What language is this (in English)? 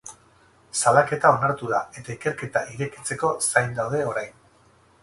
Basque